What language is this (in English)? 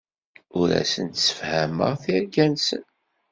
Kabyle